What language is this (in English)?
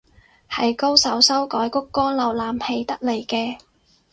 Cantonese